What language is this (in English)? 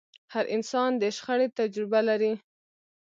Pashto